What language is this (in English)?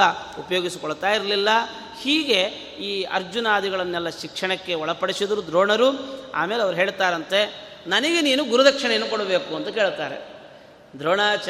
Kannada